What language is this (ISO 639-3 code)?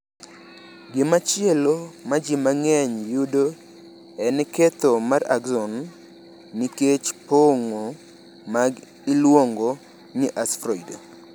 luo